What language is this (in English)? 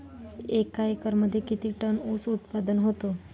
Marathi